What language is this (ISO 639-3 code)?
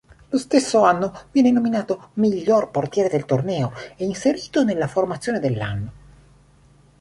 ita